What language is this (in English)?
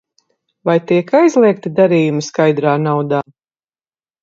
Latvian